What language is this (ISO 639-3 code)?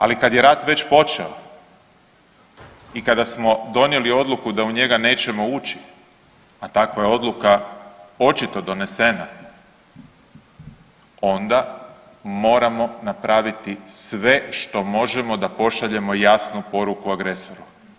hrv